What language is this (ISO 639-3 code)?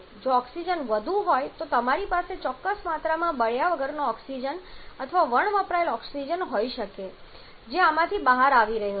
guj